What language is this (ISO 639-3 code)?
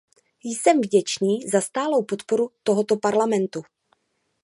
ces